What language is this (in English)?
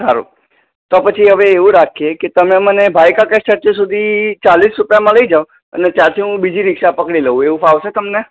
Gujarati